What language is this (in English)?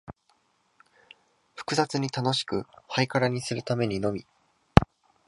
Japanese